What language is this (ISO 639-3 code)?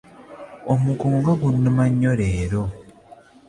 lug